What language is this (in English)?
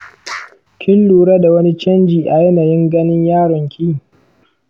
Hausa